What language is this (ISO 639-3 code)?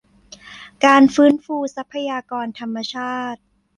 tha